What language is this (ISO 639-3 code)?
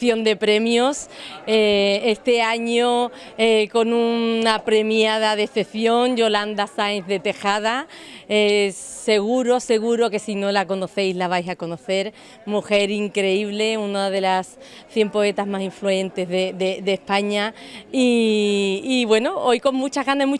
spa